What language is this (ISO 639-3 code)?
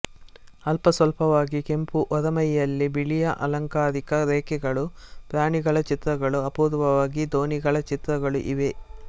kan